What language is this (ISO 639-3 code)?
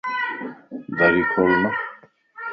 lss